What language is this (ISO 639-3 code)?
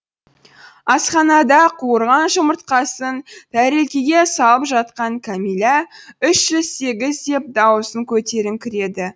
kaz